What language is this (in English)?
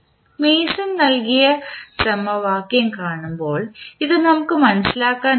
Malayalam